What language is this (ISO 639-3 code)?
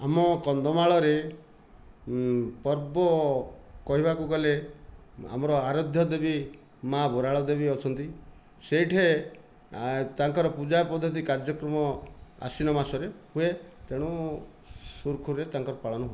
ori